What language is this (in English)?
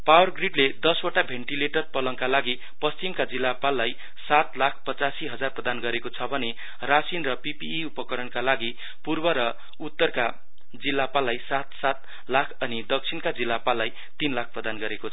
Nepali